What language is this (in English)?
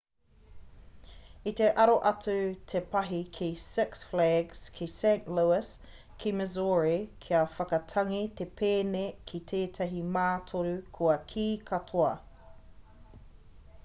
Māori